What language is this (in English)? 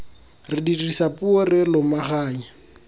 Tswana